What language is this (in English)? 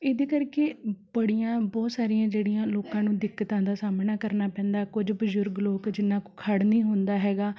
Punjabi